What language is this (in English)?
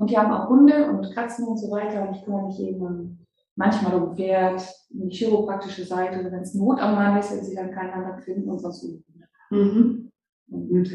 German